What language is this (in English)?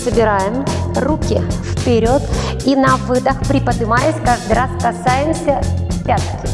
Russian